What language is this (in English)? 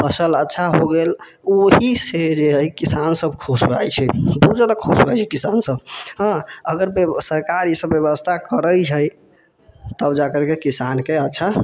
Maithili